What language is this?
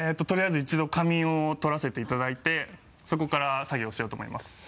Japanese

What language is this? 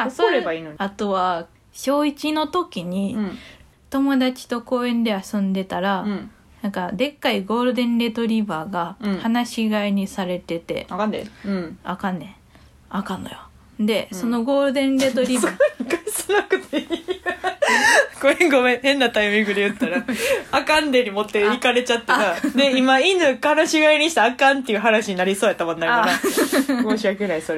Japanese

